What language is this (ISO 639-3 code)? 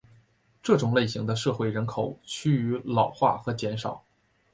zho